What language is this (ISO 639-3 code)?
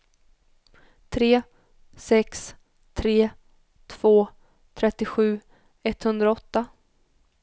swe